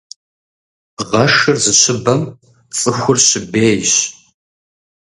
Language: Kabardian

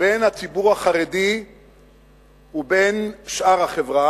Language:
Hebrew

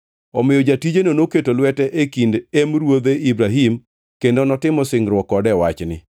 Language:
Luo (Kenya and Tanzania)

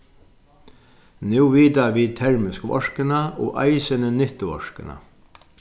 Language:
Faroese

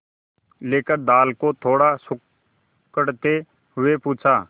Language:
Hindi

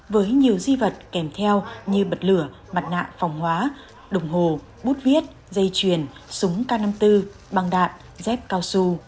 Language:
Vietnamese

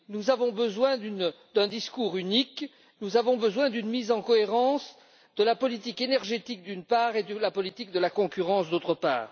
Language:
French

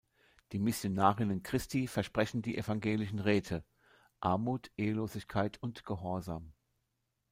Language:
German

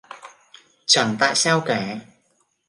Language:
Vietnamese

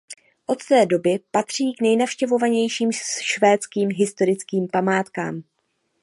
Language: Czech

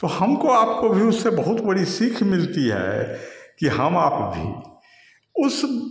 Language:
Hindi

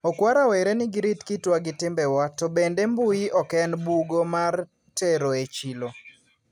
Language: Luo (Kenya and Tanzania)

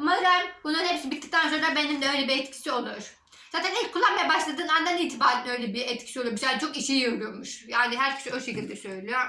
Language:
Turkish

